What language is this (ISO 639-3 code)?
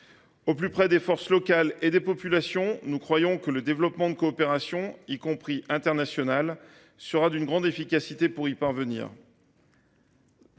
fra